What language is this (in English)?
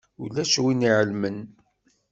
Kabyle